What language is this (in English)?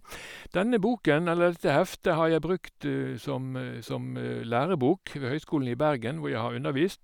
Norwegian